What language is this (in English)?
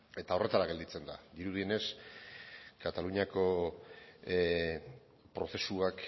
Basque